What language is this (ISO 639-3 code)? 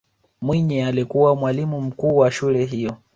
swa